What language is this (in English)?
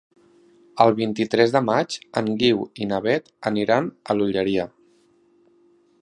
Catalan